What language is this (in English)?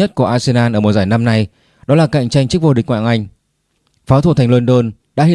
Vietnamese